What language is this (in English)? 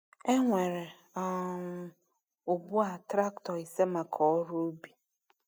Igbo